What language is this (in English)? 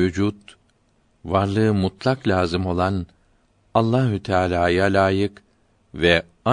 Turkish